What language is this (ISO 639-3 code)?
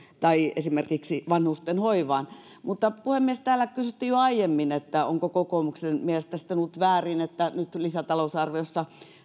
fin